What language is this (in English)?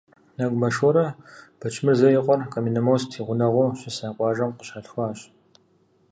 Kabardian